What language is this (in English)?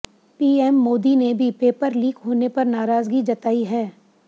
Hindi